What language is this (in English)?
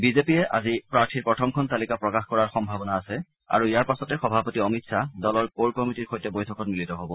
Assamese